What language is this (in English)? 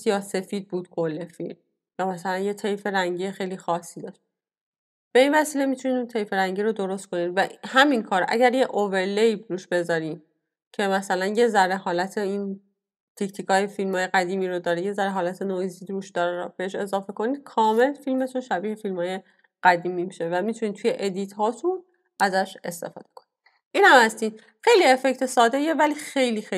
Persian